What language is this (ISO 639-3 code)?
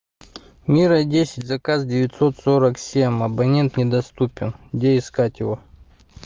rus